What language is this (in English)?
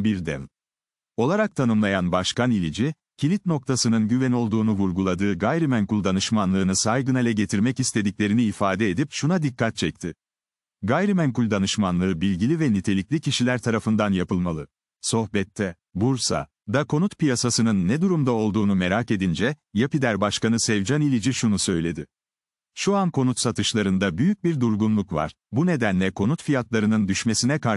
Turkish